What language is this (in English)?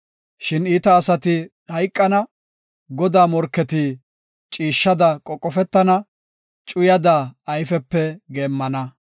Gofa